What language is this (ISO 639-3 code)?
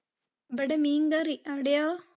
mal